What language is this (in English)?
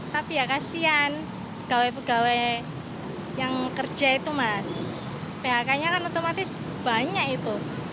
Indonesian